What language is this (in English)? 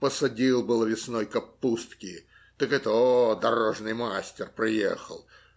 Russian